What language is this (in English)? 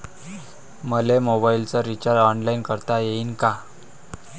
Marathi